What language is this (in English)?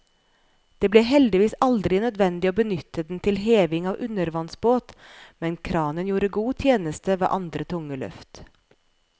Norwegian